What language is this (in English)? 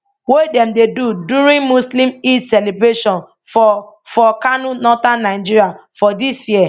Nigerian Pidgin